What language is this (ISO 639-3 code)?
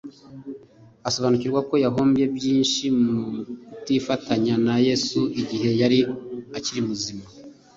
kin